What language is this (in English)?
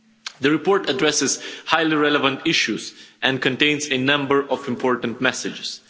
English